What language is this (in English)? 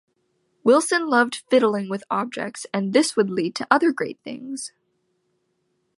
English